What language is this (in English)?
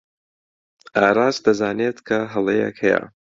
Central Kurdish